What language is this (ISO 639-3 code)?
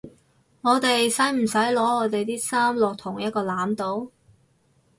yue